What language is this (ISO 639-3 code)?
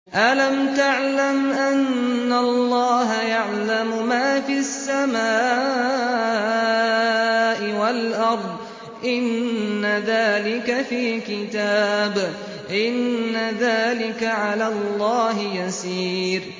ara